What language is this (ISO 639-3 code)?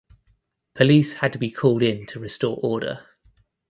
eng